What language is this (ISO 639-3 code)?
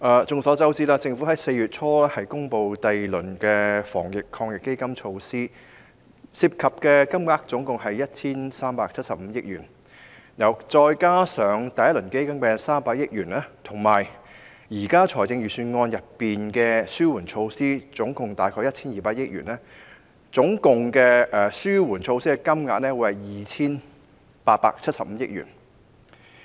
yue